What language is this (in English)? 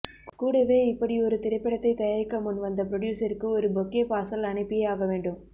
Tamil